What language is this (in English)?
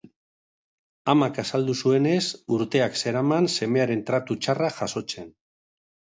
Basque